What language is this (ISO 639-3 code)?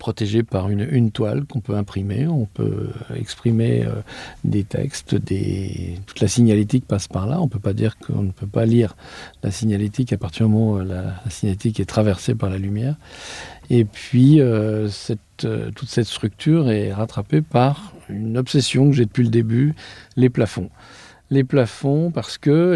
fra